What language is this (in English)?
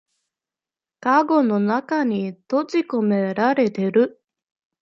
Japanese